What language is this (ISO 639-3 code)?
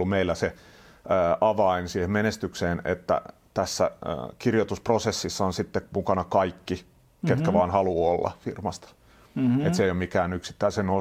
fin